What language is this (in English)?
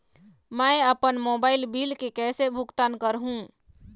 Chhattisgarhi